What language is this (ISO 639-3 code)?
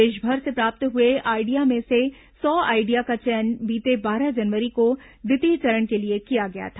hin